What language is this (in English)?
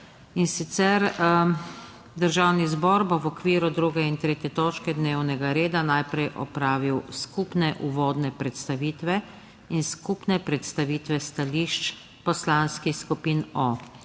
Slovenian